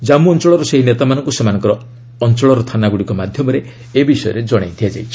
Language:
Odia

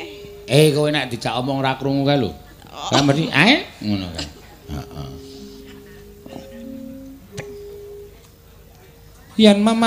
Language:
Indonesian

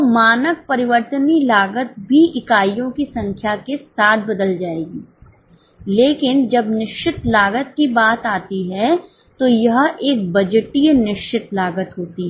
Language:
Hindi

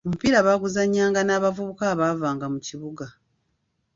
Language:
Ganda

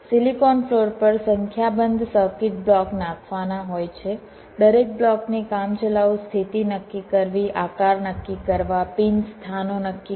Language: Gujarati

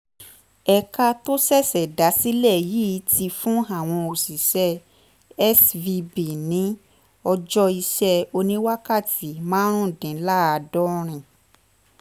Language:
Yoruba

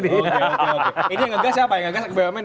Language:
Indonesian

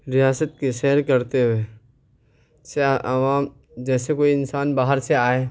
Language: Urdu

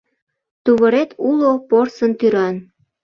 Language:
Mari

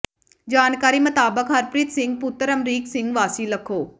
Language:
Punjabi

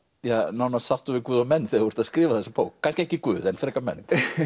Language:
Icelandic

